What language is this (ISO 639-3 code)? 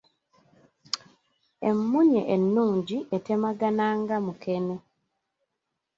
lug